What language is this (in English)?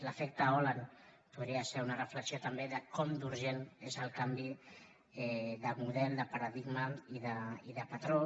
Catalan